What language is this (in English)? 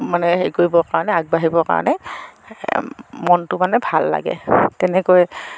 Assamese